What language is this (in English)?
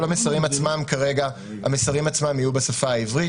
Hebrew